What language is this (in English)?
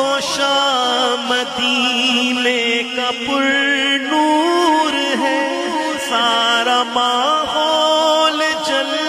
Romanian